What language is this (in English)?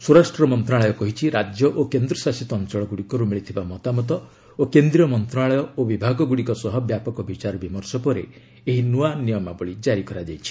Odia